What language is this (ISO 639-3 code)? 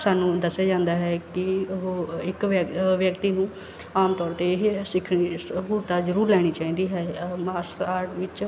pan